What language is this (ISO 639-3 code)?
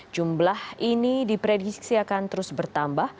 ind